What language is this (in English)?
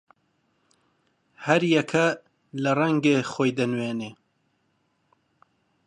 Central Kurdish